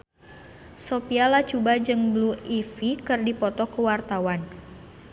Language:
Sundanese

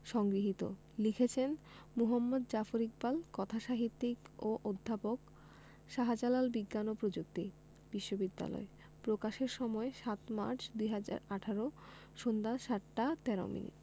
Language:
Bangla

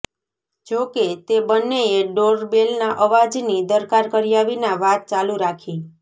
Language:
Gujarati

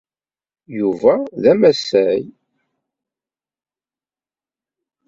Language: Kabyle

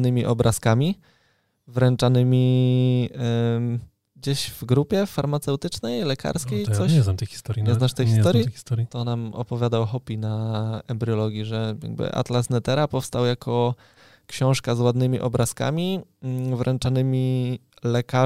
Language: Polish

